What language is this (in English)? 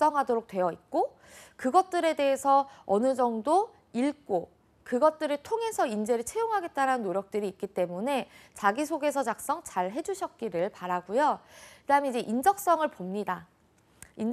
Korean